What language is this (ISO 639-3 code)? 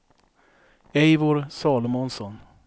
swe